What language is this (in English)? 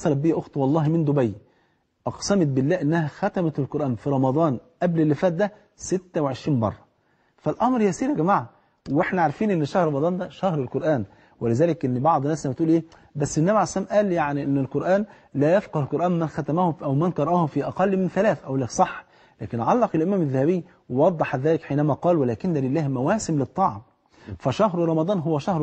Arabic